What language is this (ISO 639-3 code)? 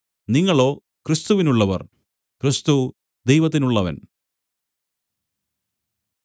mal